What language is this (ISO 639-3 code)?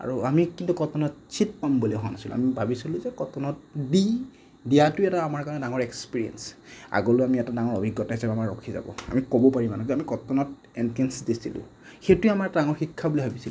asm